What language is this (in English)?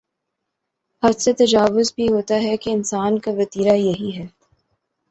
Urdu